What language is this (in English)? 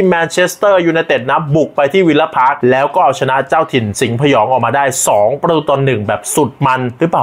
Thai